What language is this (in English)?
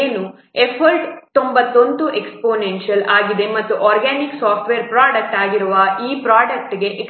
Kannada